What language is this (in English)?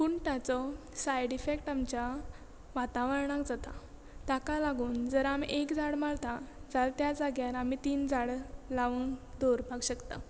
Konkani